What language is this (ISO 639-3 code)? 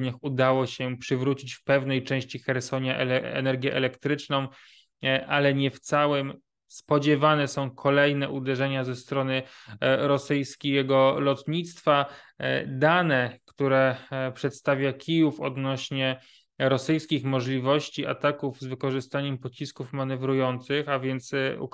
pol